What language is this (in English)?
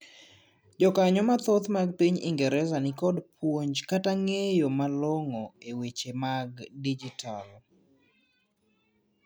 Luo (Kenya and Tanzania)